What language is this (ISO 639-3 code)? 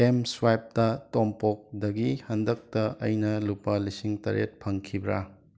mni